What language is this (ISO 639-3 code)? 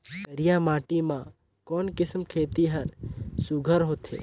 hne